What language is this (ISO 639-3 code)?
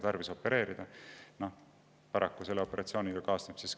est